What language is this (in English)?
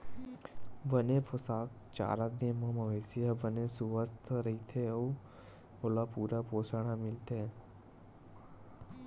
Chhattisgarhi